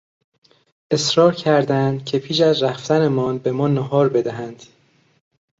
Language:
Persian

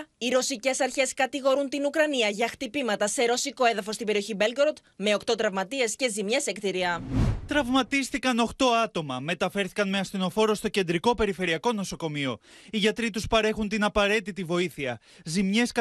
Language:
Greek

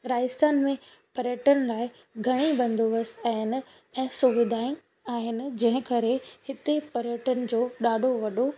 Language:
Sindhi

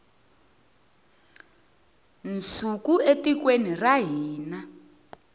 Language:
Tsonga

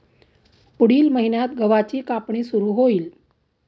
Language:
Marathi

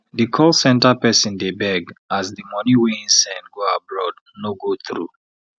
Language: Nigerian Pidgin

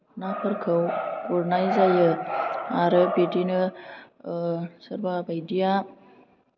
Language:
Bodo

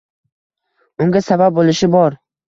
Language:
Uzbek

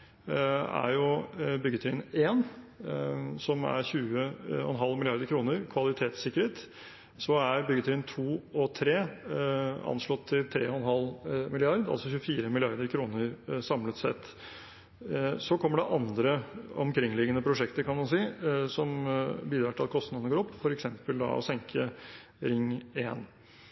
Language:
Norwegian Bokmål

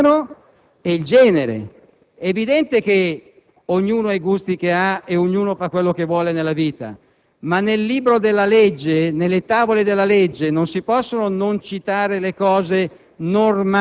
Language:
Italian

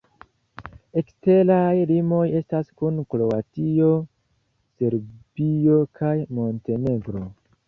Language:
Esperanto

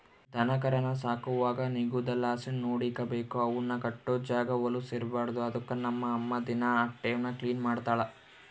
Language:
Kannada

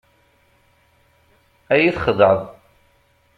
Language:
Kabyle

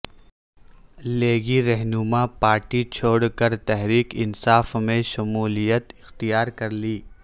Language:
Urdu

